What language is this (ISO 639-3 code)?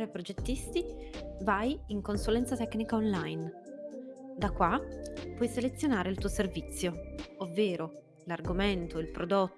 ita